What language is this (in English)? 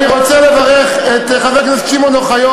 Hebrew